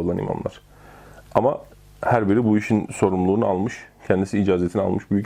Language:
Turkish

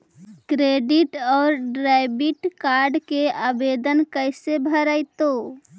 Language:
Magahi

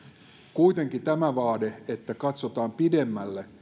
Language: Finnish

